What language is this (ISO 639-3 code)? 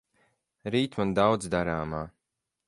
lav